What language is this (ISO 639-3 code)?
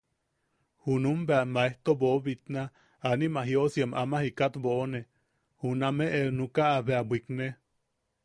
yaq